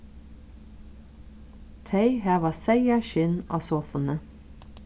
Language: Faroese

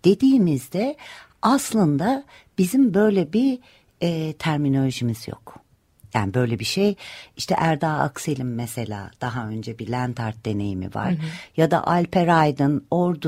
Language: Turkish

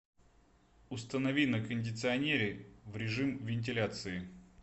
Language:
Russian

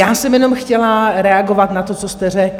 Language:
Czech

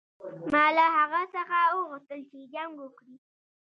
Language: Pashto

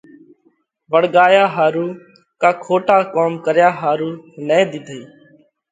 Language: Parkari Koli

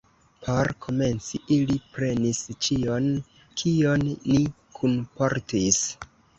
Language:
Esperanto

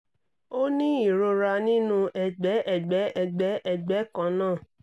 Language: Yoruba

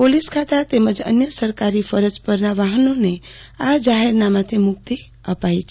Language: Gujarati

